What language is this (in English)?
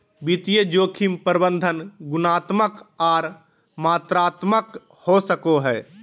Magahi